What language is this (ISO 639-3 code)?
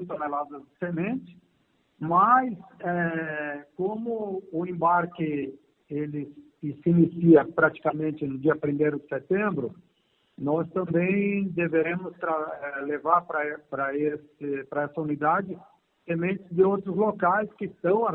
por